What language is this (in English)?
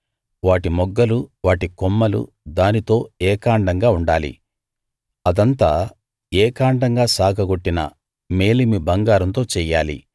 Telugu